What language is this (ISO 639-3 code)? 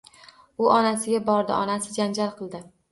uzb